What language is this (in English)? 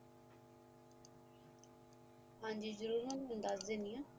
Punjabi